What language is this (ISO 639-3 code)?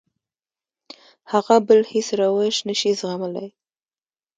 pus